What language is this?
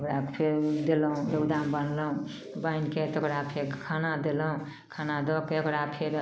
Maithili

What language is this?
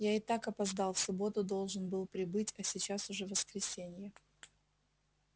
Russian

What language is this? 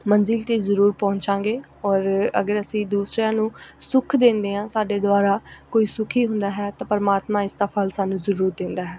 Punjabi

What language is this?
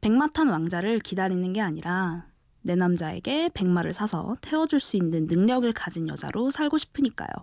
Korean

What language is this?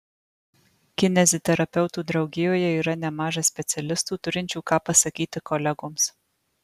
Lithuanian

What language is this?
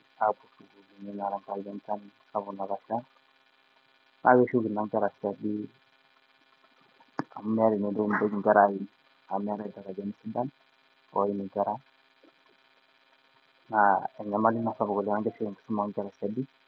Masai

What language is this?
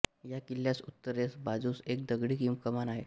Marathi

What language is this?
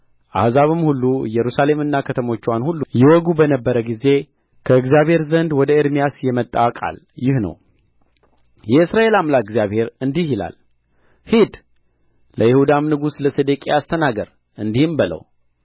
Amharic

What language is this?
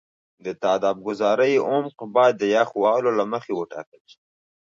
Pashto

